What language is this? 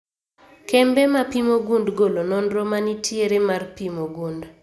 Luo (Kenya and Tanzania)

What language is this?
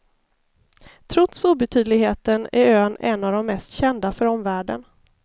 Swedish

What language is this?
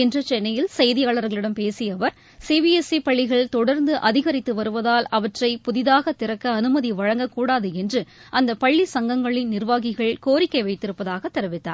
Tamil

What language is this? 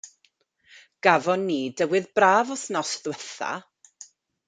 Welsh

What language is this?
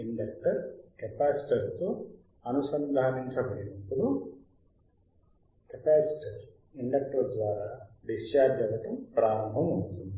Telugu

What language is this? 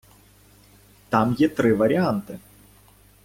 Ukrainian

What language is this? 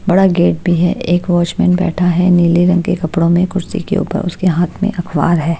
Hindi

